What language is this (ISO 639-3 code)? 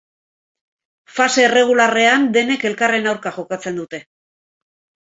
eus